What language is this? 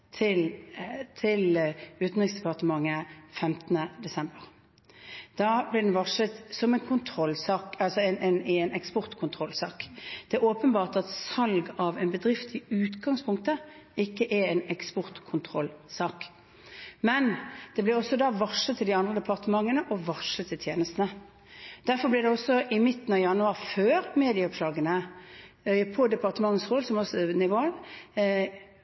Norwegian Bokmål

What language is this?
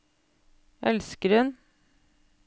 Norwegian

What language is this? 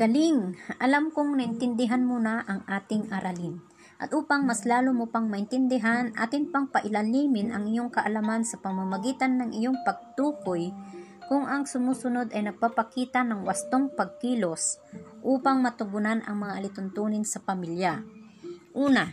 Filipino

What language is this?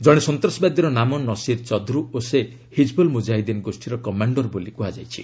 Odia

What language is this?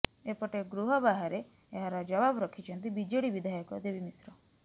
Odia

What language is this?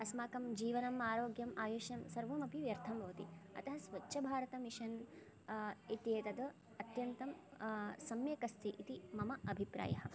Sanskrit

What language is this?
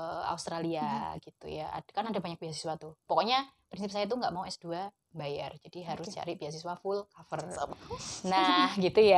Indonesian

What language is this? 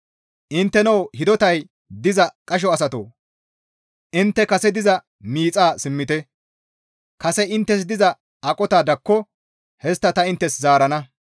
Gamo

